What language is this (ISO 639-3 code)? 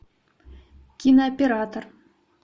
rus